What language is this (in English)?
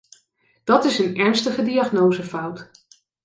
Dutch